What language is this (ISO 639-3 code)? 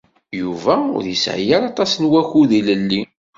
kab